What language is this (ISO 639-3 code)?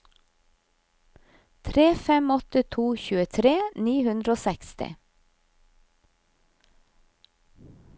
nor